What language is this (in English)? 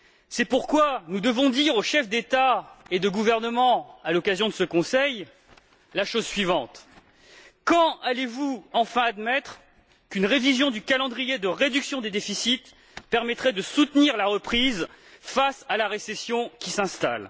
French